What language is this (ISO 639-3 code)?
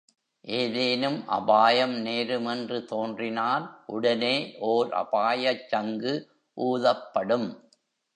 tam